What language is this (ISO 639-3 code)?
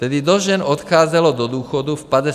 ces